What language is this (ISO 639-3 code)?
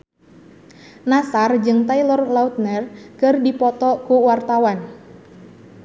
sun